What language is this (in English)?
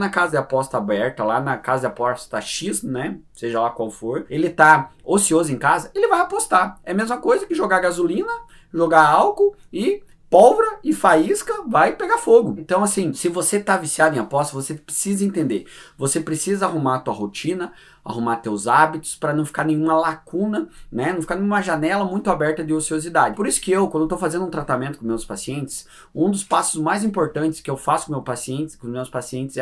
Portuguese